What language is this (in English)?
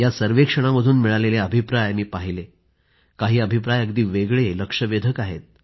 Marathi